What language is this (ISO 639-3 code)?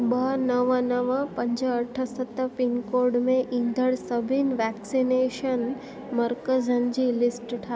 snd